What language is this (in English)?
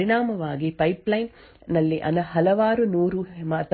Kannada